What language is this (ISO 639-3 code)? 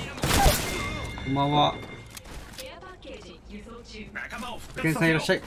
jpn